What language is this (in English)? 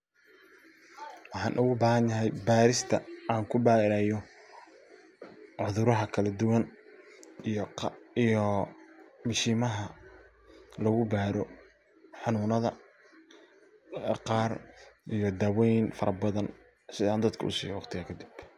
Somali